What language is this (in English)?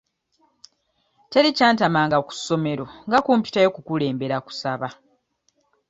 Ganda